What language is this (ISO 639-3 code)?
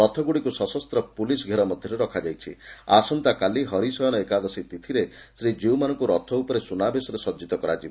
ori